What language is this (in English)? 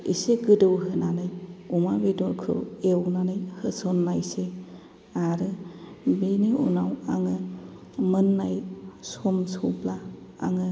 Bodo